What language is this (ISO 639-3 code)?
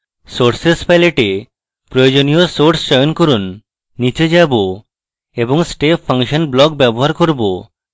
ben